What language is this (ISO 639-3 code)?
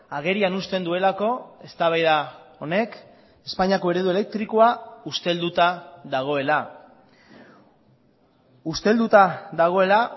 eus